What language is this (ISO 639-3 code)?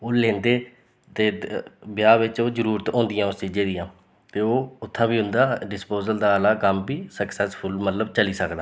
doi